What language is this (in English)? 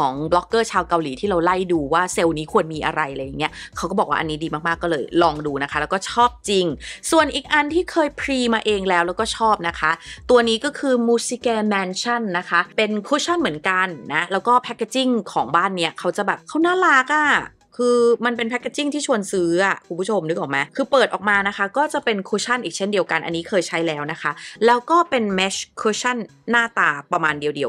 Thai